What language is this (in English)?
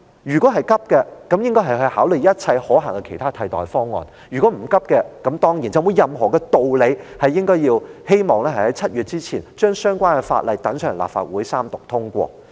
Cantonese